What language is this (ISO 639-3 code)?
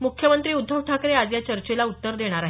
mar